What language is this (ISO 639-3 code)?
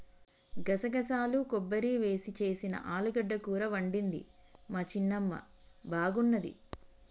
tel